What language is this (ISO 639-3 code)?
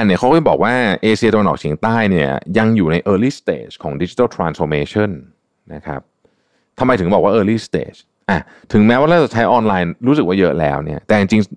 tha